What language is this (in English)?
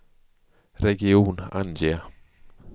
Swedish